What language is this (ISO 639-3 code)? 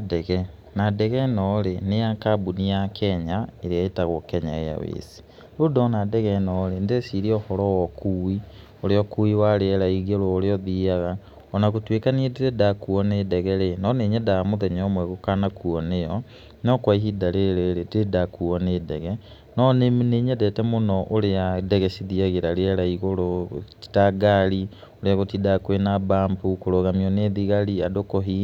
kik